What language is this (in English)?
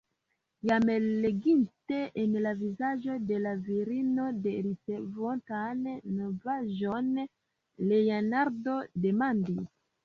Esperanto